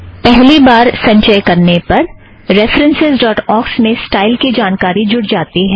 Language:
Hindi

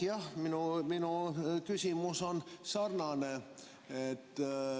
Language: Estonian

